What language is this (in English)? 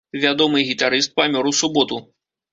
Belarusian